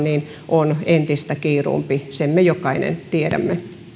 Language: Finnish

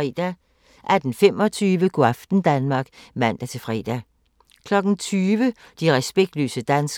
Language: Danish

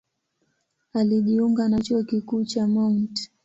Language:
Swahili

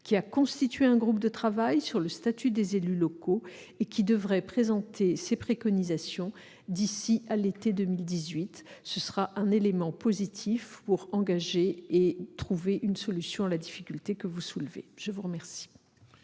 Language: French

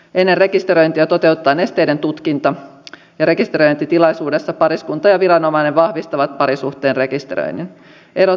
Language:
Finnish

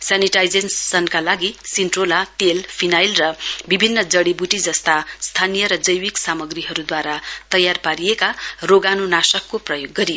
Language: Nepali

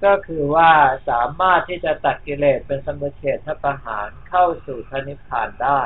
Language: Thai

